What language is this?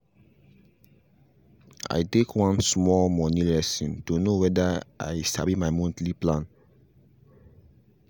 Nigerian Pidgin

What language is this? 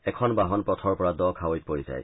Assamese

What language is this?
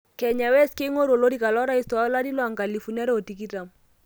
Masai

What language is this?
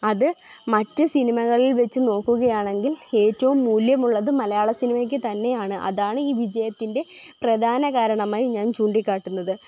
Malayalam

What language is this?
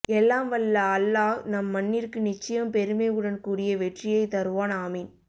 Tamil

